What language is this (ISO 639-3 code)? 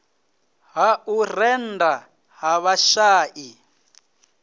ven